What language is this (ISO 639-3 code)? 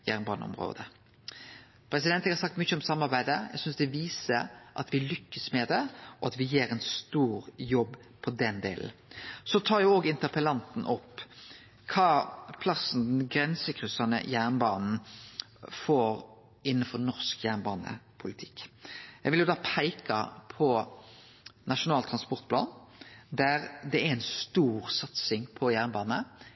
nno